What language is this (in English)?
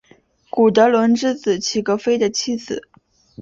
Chinese